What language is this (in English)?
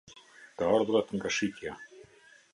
Albanian